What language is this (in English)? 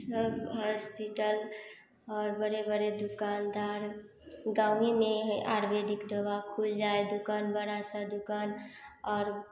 Hindi